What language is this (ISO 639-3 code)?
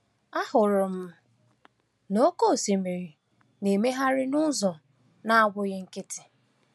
ibo